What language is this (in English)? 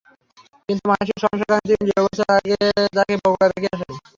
Bangla